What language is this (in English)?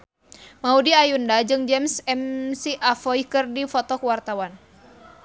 Sundanese